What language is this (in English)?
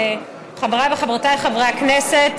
Hebrew